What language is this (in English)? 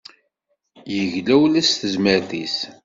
Kabyle